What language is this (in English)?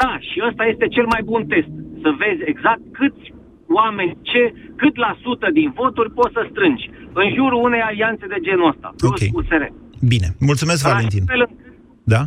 Romanian